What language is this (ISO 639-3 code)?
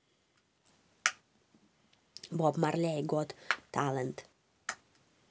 rus